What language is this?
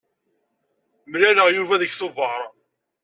Kabyle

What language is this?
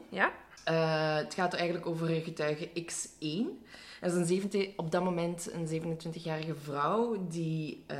Dutch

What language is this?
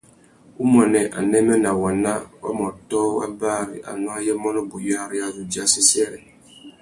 Tuki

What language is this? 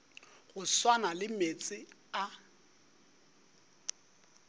Northern Sotho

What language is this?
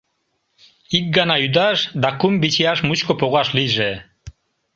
Mari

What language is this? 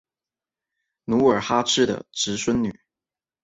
Chinese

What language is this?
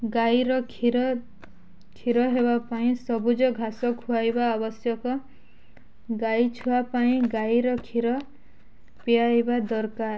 Odia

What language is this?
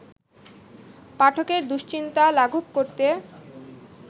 Bangla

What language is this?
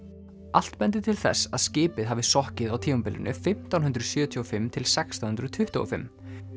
Icelandic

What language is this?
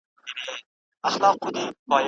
Pashto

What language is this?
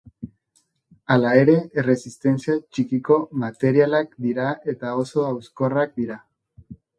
Basque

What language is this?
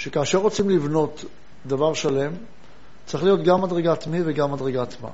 Hebrew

